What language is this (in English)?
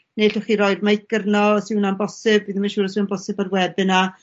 Welsh